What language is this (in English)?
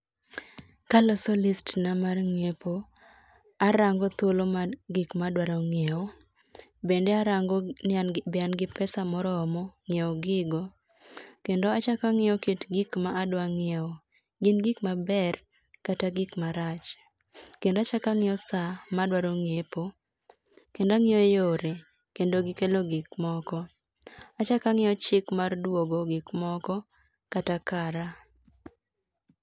Luo (Kenya and Tanzania)